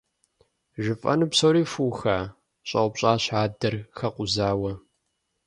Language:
Kabardian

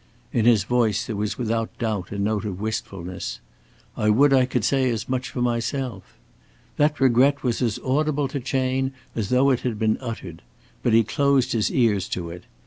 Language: English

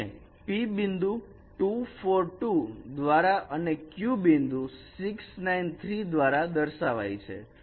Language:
Gujarati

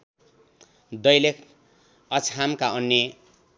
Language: Nepali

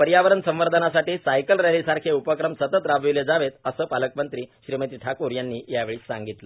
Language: Marathi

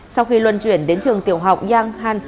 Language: Vietnamese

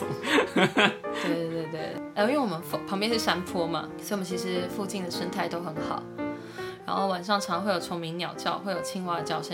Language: Chinese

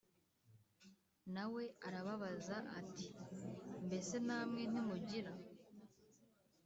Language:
Kinyarwanda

